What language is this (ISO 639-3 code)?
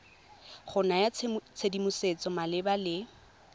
tsn